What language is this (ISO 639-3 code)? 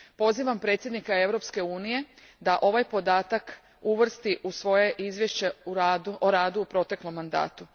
hrv